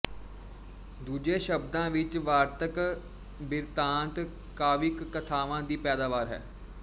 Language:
Punjabi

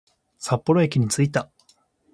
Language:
Japanese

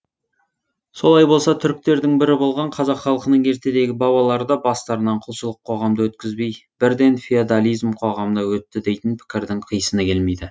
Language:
Kazakh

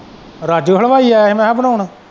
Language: Punjabi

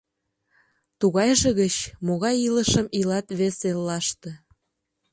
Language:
Mari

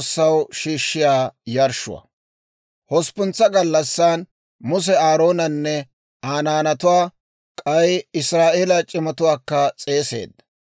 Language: Dawro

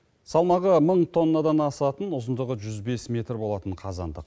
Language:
Kazakh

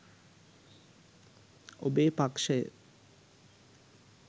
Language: Sinhala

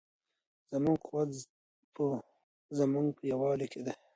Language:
Pashto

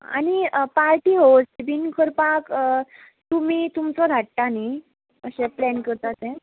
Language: Konkani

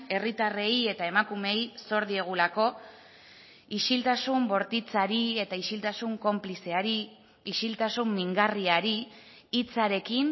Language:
Basque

